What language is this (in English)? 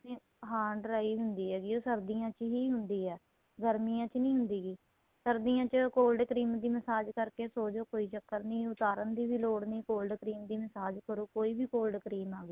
Punjabi